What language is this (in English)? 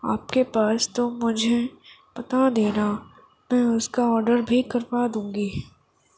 Urdu